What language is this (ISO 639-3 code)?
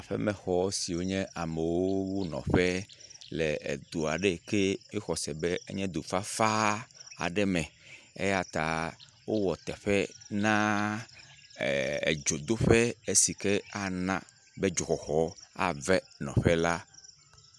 ewe